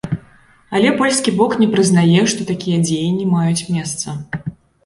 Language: Belarusian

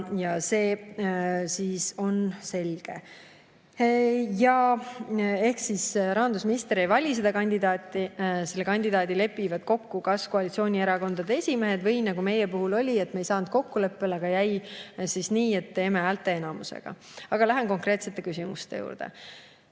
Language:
Estonian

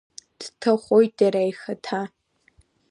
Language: Abkhazian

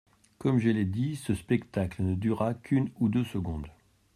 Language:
French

